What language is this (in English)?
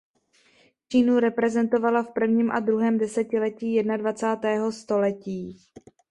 Czech